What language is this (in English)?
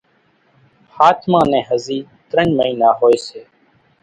Kachi Koli